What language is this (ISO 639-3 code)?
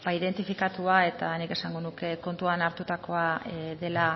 eus